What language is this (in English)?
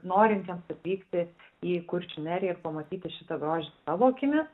Lithuanian